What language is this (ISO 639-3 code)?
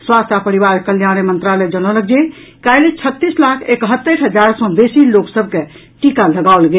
mai